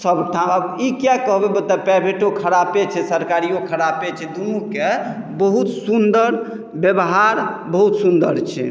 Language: Maithili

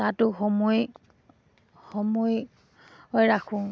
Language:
Assamese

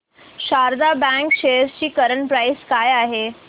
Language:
Marathi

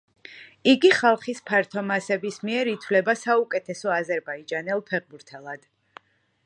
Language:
Georgian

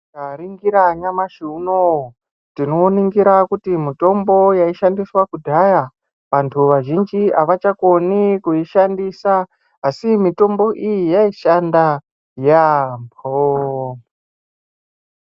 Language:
Ndau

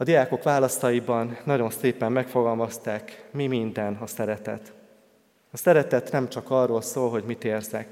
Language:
Hungarian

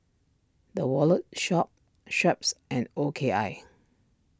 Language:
English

